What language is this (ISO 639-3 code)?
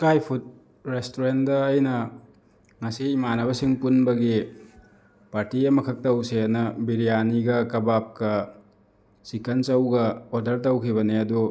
mni